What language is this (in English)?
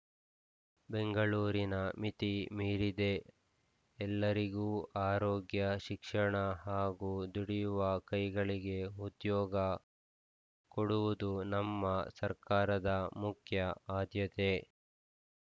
Kannada